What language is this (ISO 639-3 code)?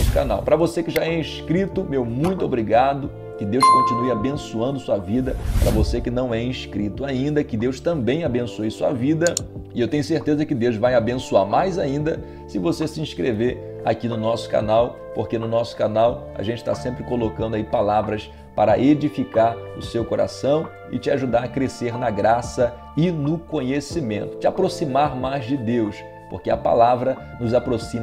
por